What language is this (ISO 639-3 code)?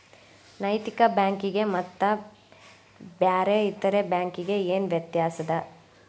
kan